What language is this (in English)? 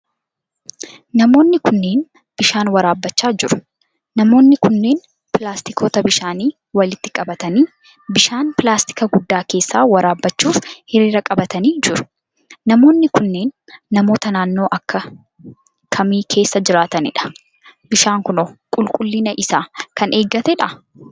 Oromo